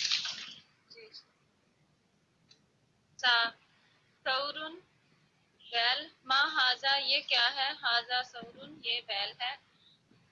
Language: Urdu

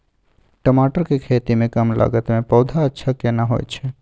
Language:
Maithili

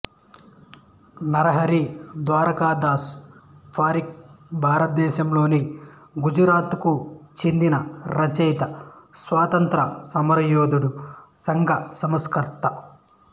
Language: Telugu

